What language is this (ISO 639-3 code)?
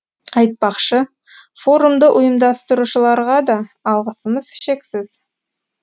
kaz